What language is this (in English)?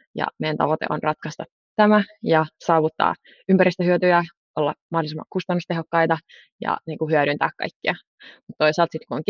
Finnish